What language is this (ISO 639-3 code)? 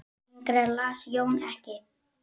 isl